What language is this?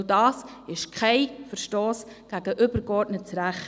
Swiss German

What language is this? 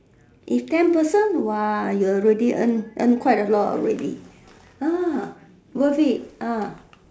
English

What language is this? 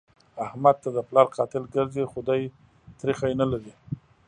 Pashto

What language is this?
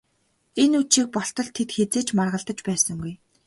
Mongolian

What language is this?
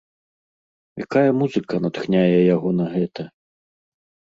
Belarusian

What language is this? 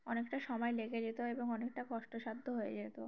Bangla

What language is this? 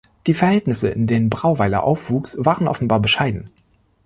German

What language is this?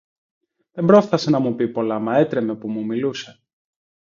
Greek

